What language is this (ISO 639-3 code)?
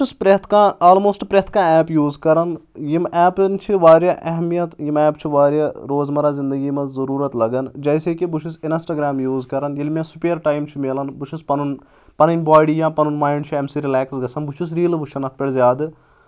kas